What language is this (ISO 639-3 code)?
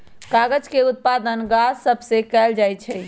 mag